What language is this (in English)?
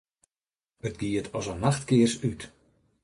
Western Frisian